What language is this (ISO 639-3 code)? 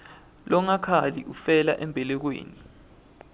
ssw